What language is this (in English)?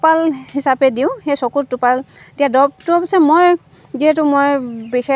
Assamese